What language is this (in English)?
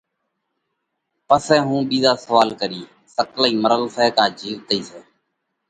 Parkari Koli